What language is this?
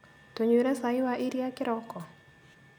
Kikuyu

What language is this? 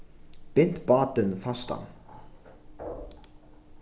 Faroese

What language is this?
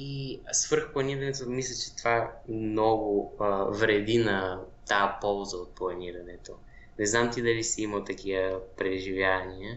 Bulgarian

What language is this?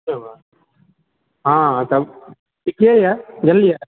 Maithili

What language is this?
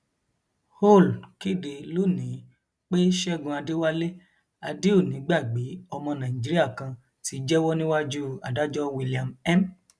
Yoruba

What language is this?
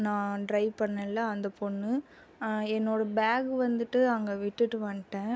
Tamil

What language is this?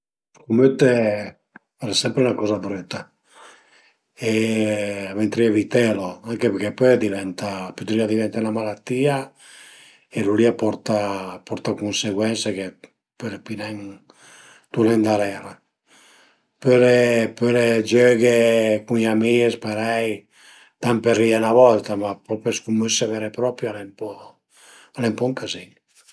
Piedmontese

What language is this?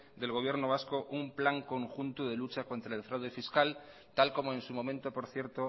Spanish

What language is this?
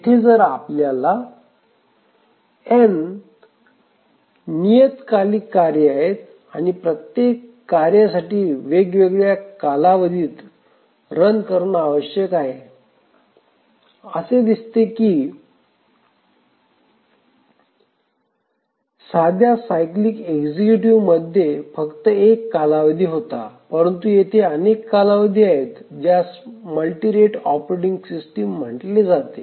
Marathi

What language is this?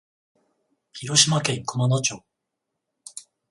Japanese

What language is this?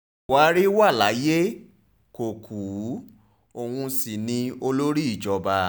Yoruba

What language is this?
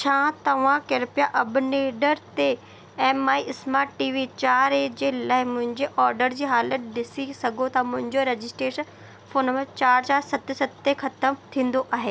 Sindhi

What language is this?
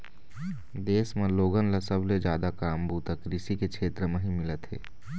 Chhattisgarhi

